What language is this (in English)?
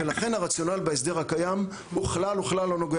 Hebrew